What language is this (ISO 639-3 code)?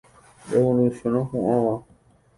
grn